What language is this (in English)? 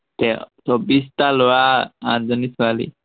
Assamese